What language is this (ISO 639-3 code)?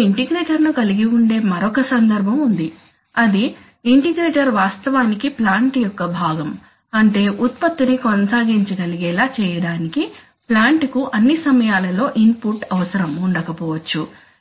tel